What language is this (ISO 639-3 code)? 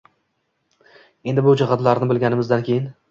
uzb